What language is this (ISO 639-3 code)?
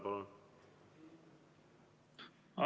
est